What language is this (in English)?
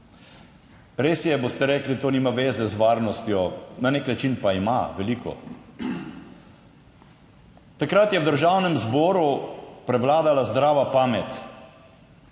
Slovenian